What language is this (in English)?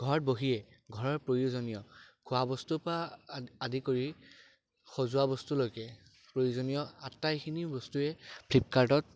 Assamese